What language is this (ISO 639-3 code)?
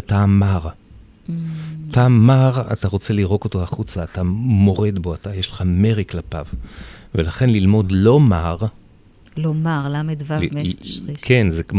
heb